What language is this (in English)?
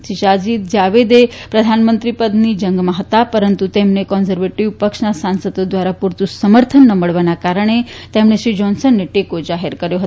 Gujarati